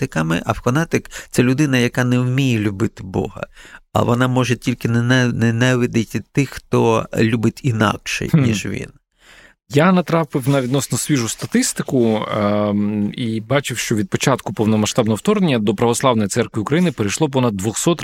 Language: Ukrainian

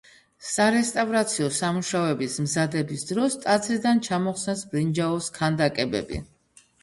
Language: Georgian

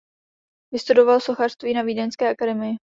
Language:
Czech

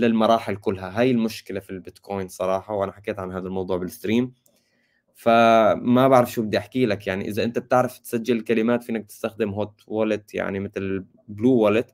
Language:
Arabic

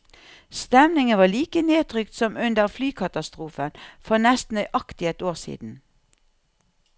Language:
Norwegian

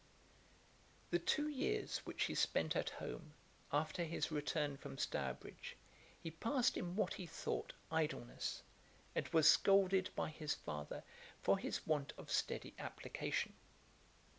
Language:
English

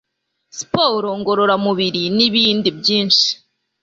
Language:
Kinyarwanda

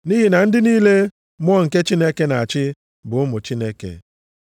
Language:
Igbo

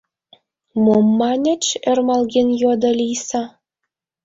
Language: Mari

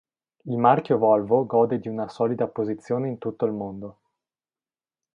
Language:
Italian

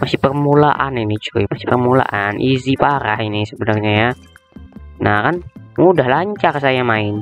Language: Indonesian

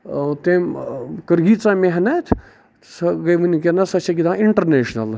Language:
Kashmiri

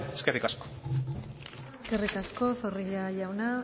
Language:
Basque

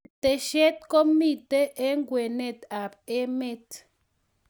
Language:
Kalenjin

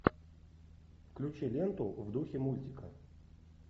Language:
Russian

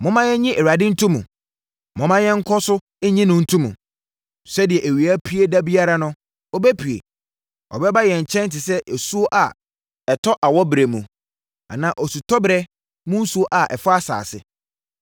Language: Akan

